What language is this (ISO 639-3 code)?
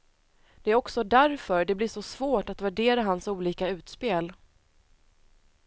swe